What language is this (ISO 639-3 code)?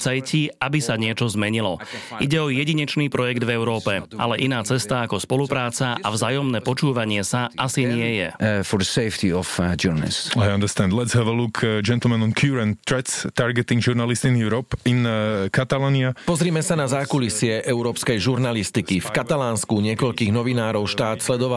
slk